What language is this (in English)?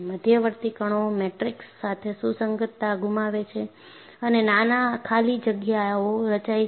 Gujarati